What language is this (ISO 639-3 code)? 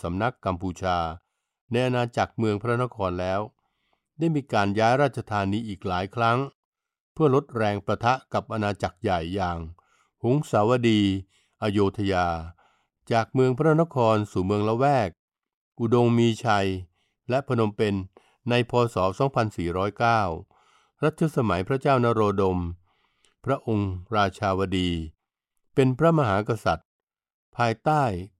tha